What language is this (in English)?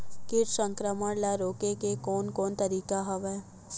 Chhattisgarhi